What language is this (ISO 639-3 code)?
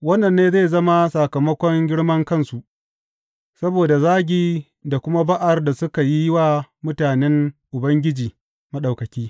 hau